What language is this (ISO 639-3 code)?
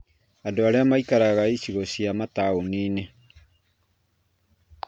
kik